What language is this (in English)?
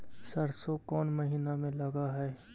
Magahi